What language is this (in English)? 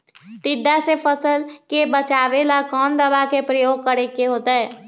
Magahi